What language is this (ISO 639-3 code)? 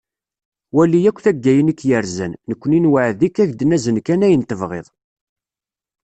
kab